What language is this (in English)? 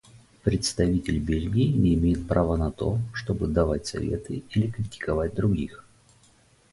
Russian